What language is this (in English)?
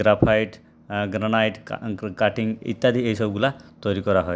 Bangla